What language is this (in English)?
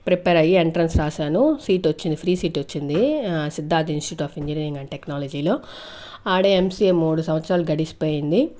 Telugu